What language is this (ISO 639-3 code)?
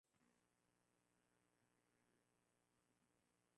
swa